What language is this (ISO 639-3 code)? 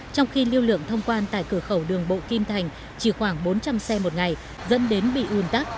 vie